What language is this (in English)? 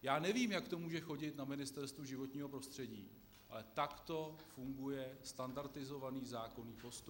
Czech